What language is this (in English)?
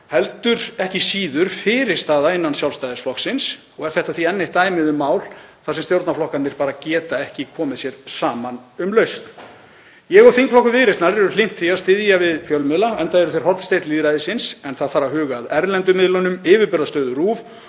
Icelandic